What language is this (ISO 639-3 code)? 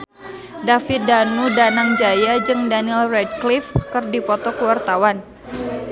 sun